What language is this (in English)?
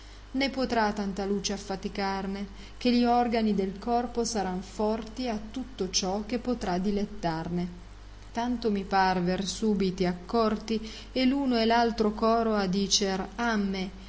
Italian